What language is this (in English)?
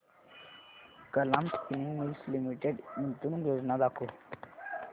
Marathi